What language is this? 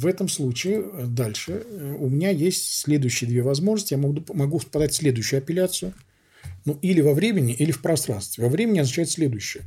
Russian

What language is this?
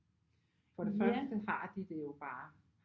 Danish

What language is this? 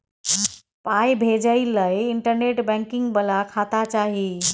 Maithili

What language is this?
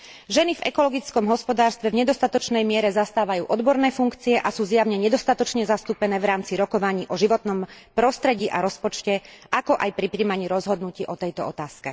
Slovak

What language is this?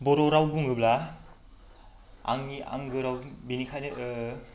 Bodo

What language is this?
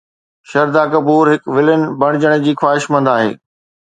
Sindhi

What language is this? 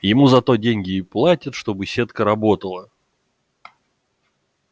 Russian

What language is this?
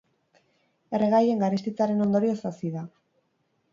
Basque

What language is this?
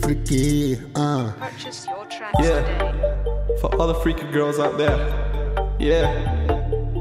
English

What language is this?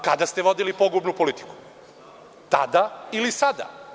Serbian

